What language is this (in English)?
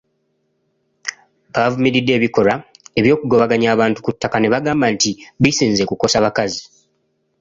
Ganda